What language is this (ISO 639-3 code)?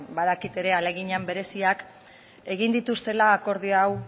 eus